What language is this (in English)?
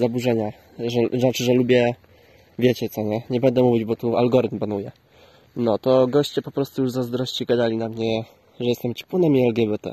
Polish